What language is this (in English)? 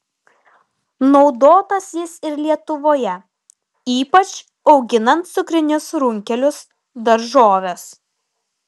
Lithuanian